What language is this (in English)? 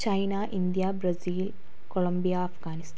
Malayalam